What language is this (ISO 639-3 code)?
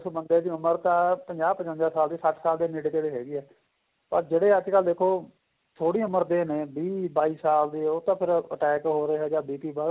pan